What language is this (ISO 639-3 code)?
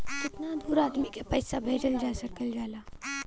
bho